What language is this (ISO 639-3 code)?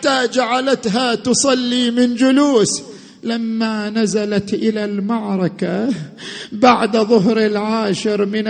ara